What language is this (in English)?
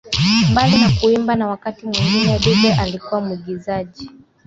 Swahili